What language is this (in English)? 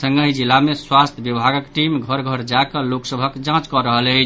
Maithili